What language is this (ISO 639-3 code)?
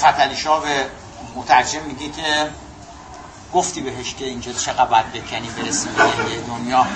fas